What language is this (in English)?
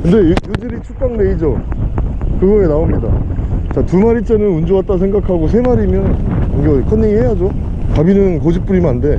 Korean